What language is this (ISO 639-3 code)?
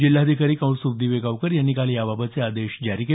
mar